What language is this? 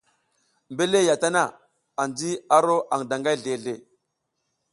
South Giziga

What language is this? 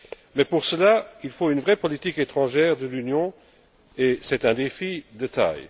French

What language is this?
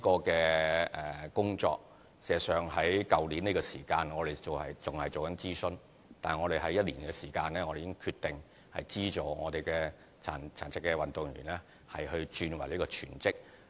Cantonese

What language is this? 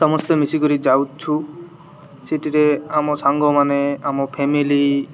Odia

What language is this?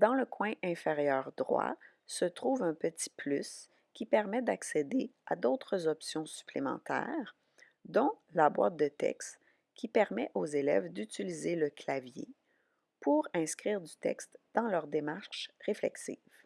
French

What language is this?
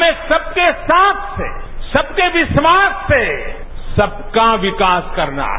Hindi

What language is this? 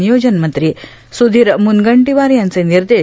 Marathi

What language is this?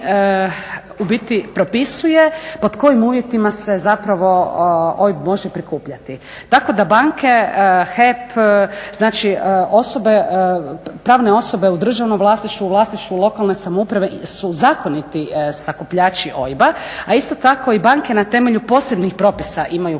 Croatian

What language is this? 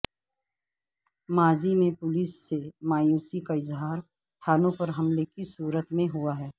Urdu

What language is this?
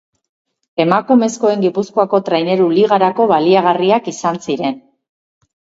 Basque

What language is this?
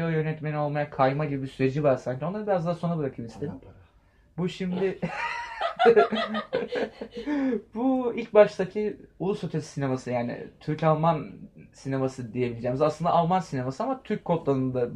Turkish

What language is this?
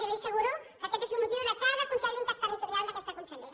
Catalan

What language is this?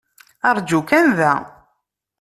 Kabyle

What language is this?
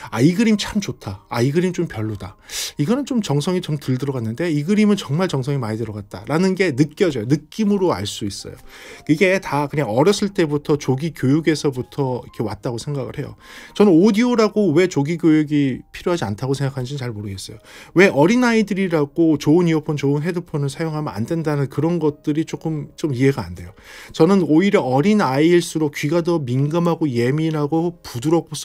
Korean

